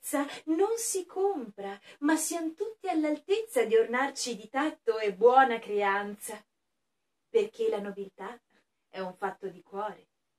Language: Italian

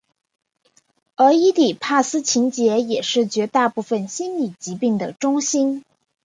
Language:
Chinese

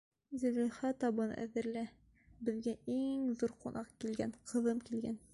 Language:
Bashkir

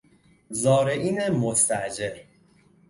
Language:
Persian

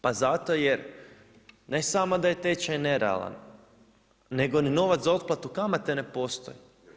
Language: Croatian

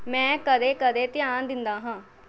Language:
Punjabi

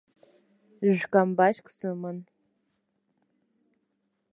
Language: Abkhazian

